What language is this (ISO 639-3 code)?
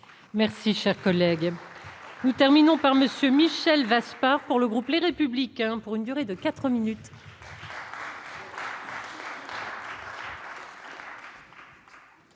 fra